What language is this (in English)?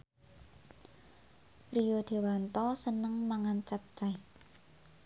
Javanese